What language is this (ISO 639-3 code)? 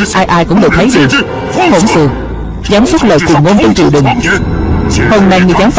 vie